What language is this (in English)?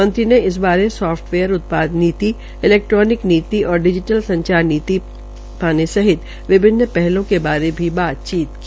Hindi